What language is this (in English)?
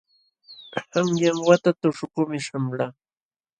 Jauja Wanca Quechua